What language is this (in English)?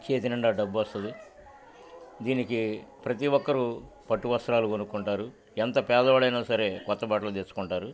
Telugu